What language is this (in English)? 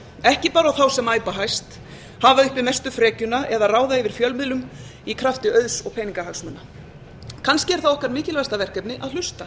Icelandic